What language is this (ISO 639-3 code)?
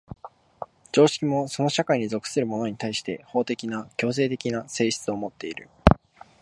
jpn